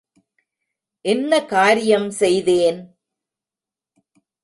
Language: Tamil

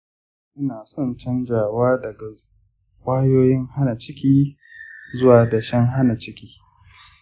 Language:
Hausa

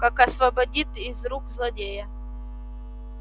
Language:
Russian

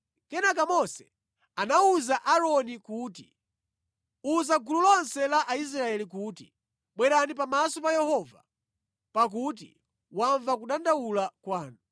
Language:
Nyanja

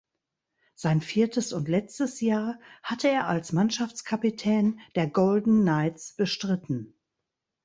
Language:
German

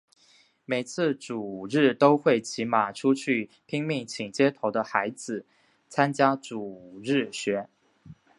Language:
Chinese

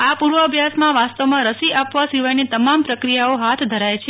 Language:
Gujarati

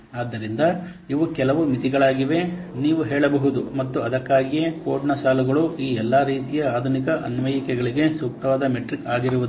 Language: Kannada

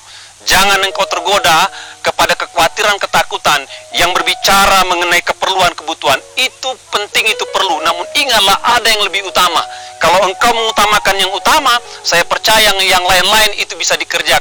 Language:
Indonesian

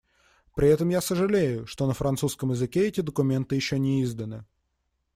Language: Russian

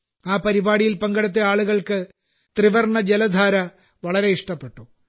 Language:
Malayalam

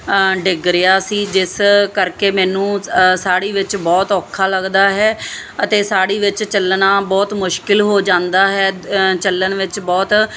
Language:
Punjabi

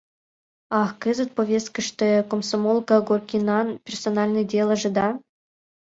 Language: Mari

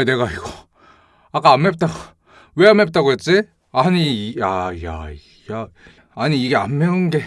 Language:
Korean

